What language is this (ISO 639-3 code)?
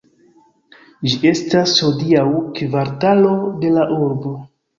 epo